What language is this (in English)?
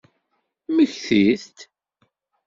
Kabyle